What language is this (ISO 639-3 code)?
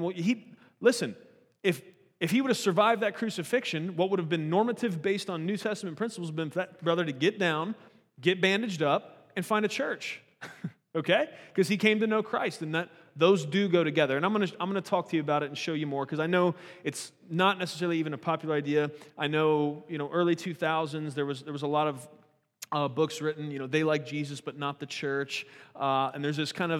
eng